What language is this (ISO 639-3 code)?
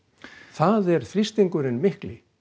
isl